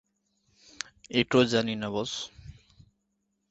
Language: Bangla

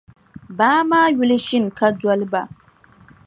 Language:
Dagbani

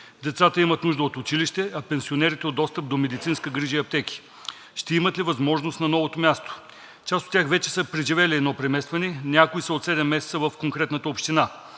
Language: Bulgarian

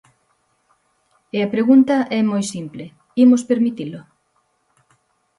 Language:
Galician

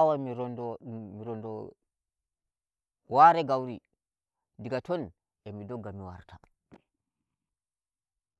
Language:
Nigerian Fulfulde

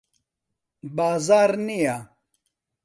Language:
Central Kurdish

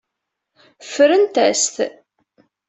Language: Kabyle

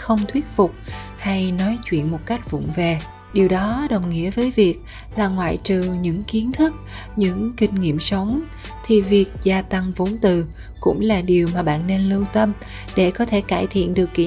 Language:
Vietnamese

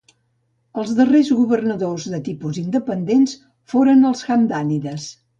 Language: Catalan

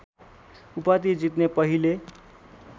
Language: Nepali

